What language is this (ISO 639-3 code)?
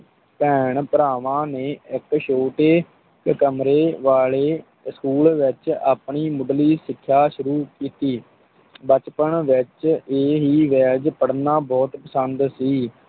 pan